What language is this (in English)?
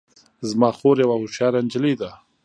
Pashto